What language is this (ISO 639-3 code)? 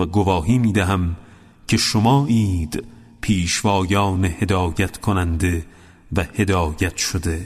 fas